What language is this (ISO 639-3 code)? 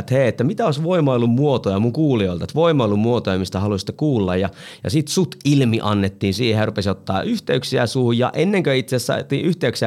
fin